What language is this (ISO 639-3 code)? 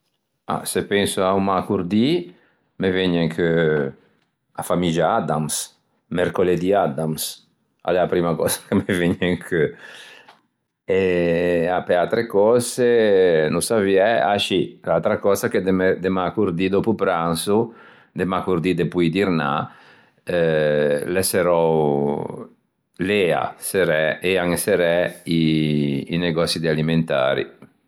lij